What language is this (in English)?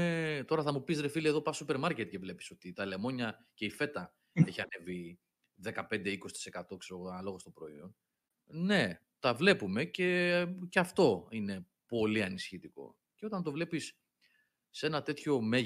Greek